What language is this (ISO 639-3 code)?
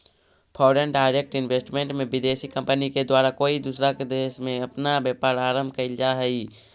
mag